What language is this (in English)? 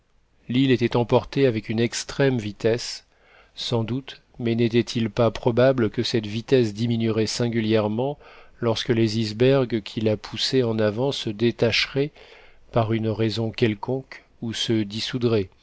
French